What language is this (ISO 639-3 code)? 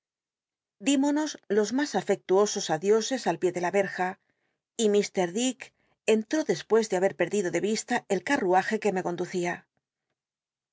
spa